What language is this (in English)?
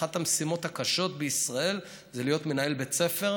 Hebrew